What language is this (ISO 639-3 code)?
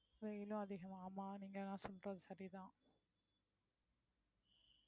tam